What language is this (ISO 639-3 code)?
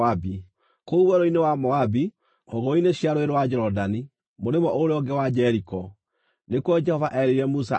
kik